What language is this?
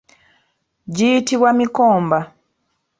Ganda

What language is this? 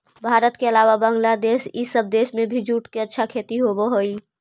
Magahi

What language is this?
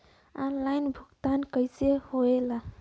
Bhojpuri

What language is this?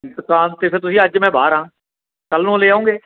Punjabi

